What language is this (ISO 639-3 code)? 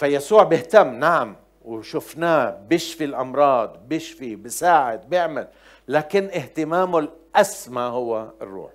ara